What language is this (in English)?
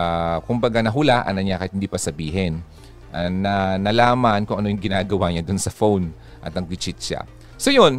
Filipino